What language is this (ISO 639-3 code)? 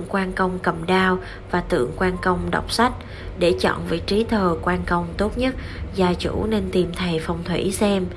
vie